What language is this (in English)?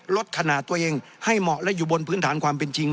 Thai